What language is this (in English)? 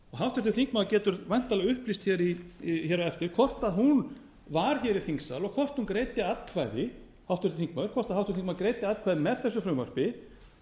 Icelandic